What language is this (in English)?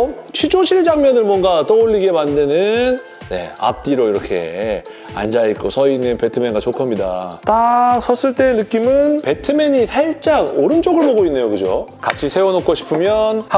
Korean